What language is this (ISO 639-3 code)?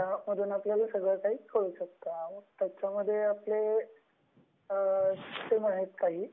mar